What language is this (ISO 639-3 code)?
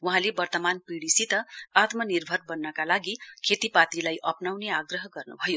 nep